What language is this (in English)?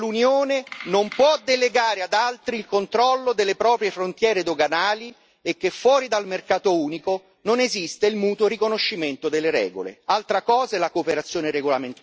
Italian